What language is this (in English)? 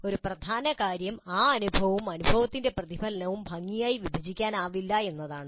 Malayalam